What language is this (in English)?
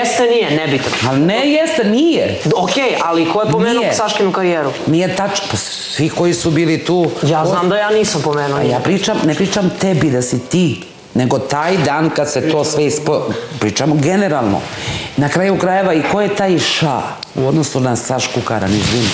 Ukrainian